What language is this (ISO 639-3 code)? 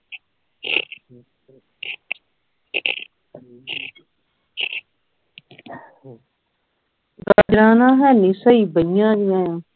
pan